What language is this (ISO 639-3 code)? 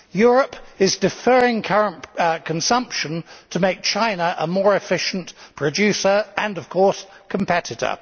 eng